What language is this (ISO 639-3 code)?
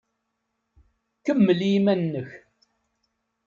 kab